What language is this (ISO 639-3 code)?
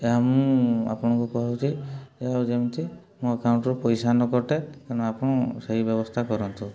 ori